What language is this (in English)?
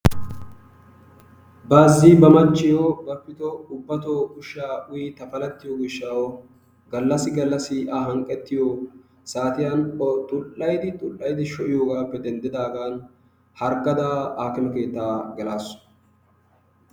Wolaytta